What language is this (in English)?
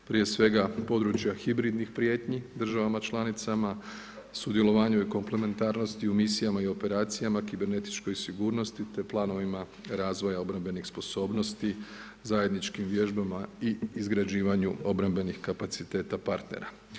Croatian